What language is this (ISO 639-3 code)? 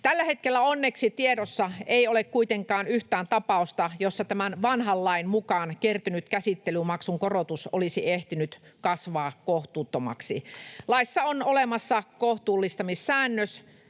fin